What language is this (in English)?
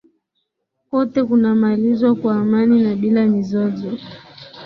Swahili